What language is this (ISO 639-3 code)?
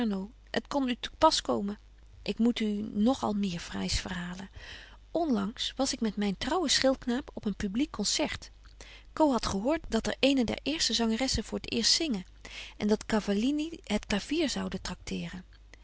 nld